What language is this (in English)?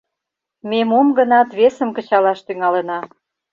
Mari